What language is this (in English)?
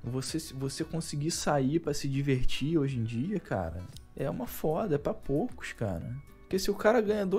Portuguese